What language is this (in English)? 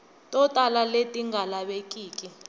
Tsonga